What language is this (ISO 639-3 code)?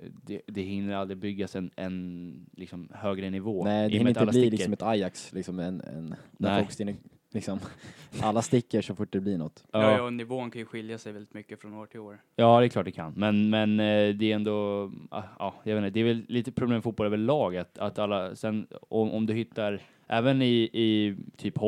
swe